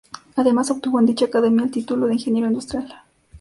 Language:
Spanish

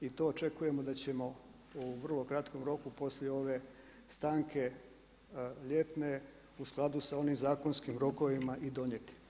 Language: Croatian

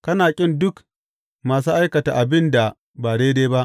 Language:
Hausa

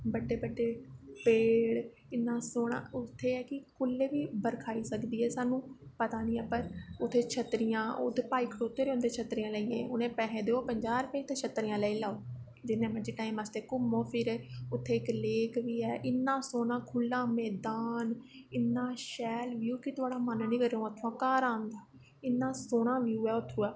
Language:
Dogri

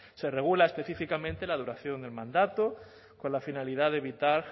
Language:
Spanish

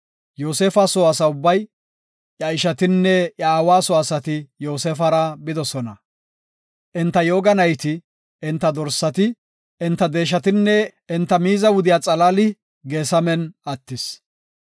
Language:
Gofa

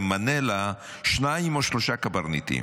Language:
Hebrew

